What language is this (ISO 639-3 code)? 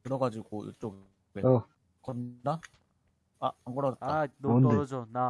kor